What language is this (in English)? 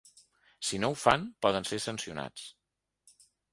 Catalan